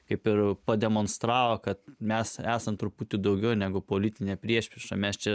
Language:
Lithuanian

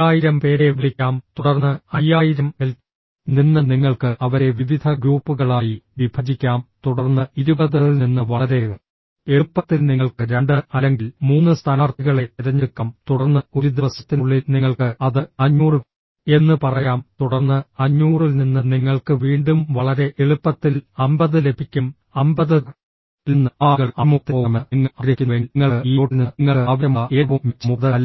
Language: Malayalam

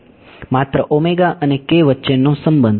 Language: Gujarati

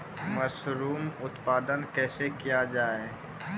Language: Maithili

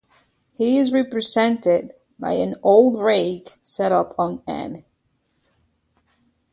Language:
English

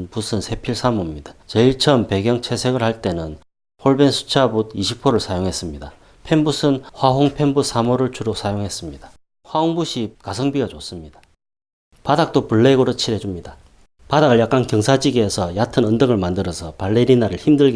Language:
Korean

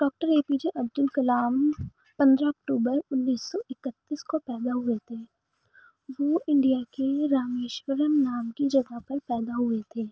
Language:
Urdu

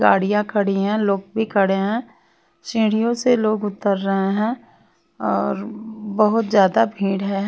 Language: Hindi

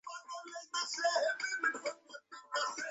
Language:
Bangla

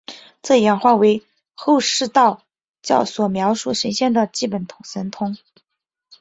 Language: Chinese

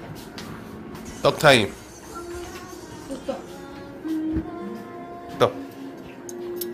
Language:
Korean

